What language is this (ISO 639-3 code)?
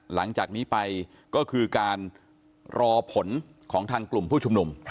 tha